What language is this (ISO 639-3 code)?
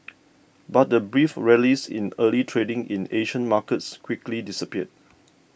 eng